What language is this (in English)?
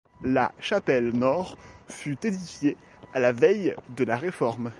French